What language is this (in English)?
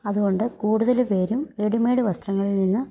Malayalam